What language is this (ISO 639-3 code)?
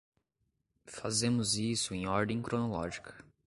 por